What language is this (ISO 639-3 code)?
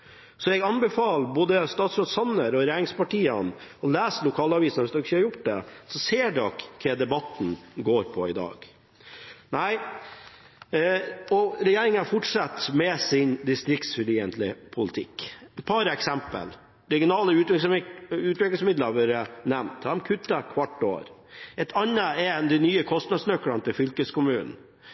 nob